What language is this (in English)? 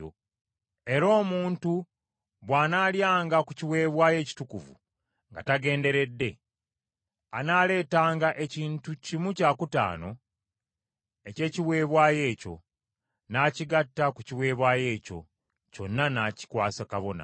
Ganda